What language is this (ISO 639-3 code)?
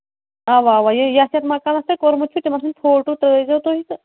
kas